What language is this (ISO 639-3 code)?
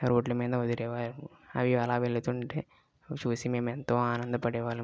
tel